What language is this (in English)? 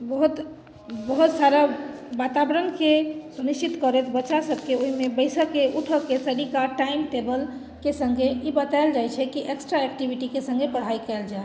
Maithili